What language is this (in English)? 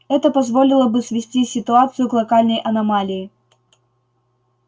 Russian